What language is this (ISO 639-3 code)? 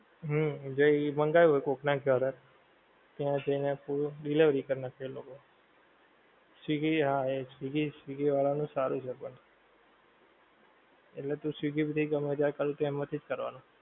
guj